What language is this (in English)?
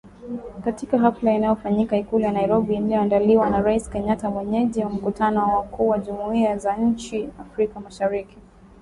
Swahili